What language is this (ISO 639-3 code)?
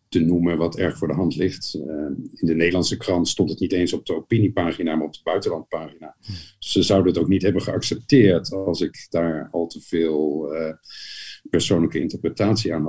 nld